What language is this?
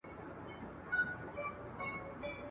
Pashto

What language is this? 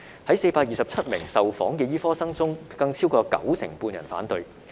Cantonese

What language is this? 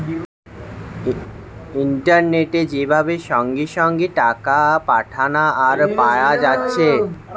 Bangla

